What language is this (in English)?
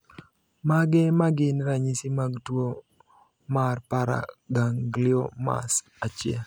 Luo (Kenya and Tanzania)